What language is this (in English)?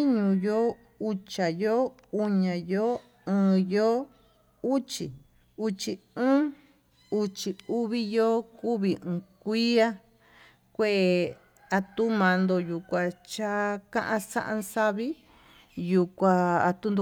Tututepec Mixtec